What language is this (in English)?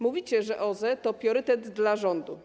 Polish